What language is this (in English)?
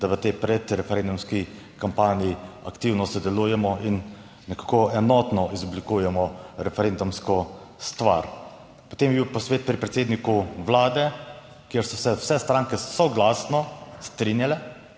Slovenian